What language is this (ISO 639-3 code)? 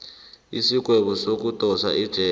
nbl